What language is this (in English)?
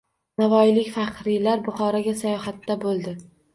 Uzbek